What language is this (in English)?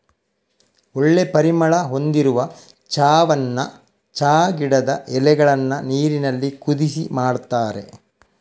Kannada